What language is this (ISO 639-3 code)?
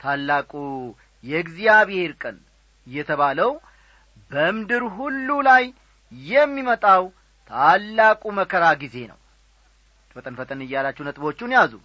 amh